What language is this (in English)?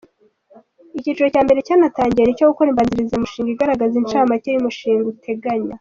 Kinyarwanda